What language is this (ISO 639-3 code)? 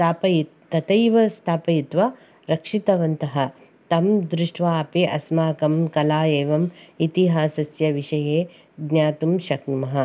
san